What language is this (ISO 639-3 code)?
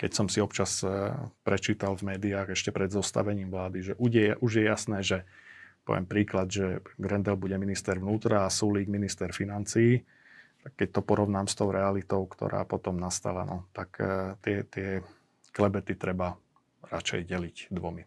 slk